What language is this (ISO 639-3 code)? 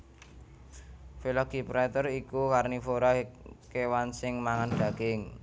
jav